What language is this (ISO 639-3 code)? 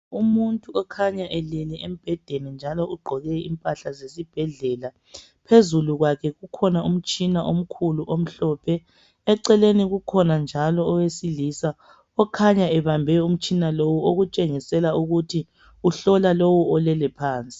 nde